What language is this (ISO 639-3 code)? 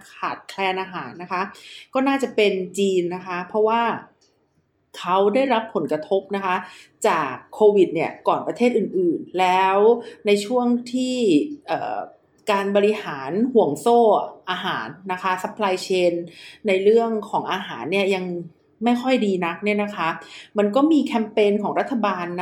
tha